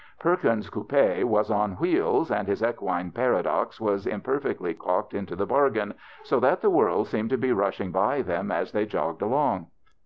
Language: English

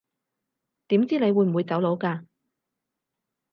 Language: Cantonese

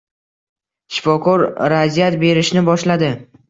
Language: Uzbek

